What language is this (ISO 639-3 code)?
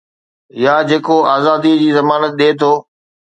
snd